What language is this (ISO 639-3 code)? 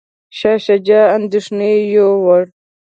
pus